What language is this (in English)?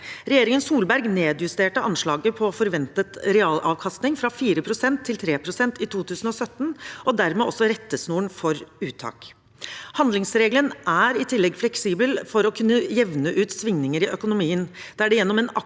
Norwegian